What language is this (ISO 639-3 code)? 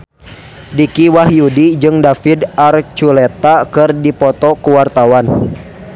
sun